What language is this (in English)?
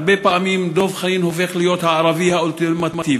Hebrew